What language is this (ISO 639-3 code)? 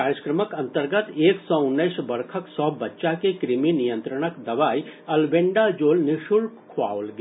mai